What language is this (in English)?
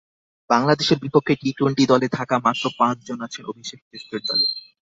Bangla